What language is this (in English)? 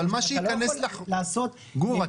Hebrew